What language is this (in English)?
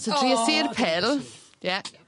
Welsh